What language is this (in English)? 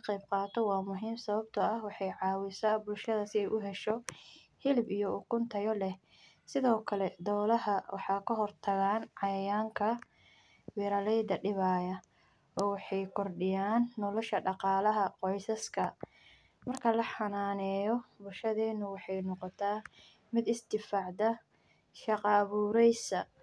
Somali